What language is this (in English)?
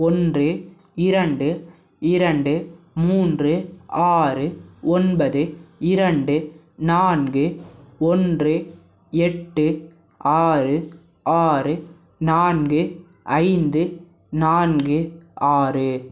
Tamil